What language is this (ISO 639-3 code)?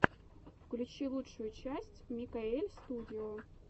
rus